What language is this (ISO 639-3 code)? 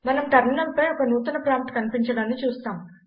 tel